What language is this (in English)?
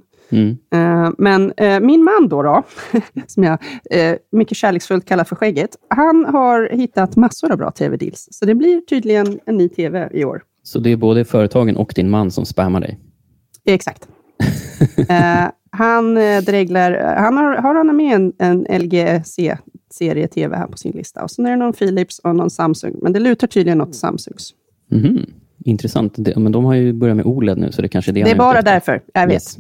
Swedish